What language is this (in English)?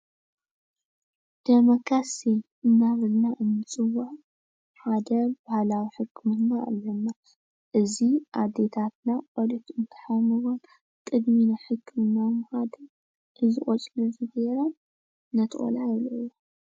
Tigrinya